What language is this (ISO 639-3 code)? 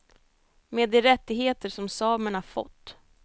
swe